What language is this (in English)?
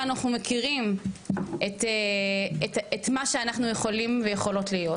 Hebrew